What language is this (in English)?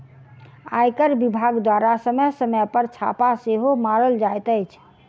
Maithili